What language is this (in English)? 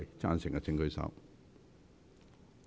Cantonese